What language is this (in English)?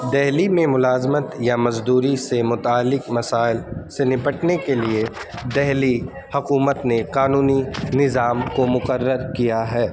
Urdu